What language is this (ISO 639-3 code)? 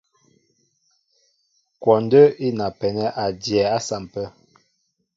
mbo